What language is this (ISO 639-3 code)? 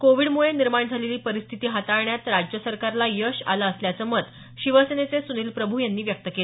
mar